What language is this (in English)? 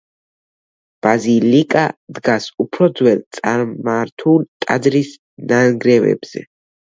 Georgian